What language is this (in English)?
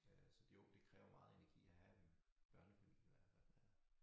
Danish